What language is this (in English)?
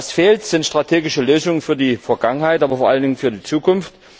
German